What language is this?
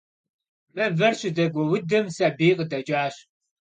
Kabardian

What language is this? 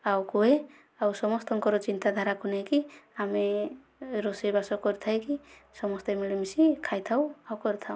Odia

